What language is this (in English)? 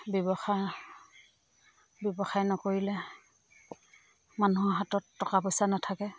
Assamese